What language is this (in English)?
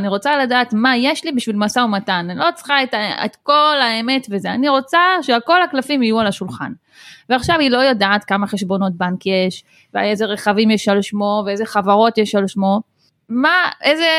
Hebrew